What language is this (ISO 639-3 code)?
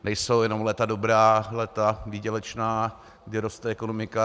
ces